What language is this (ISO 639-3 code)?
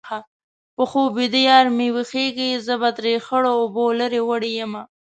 pus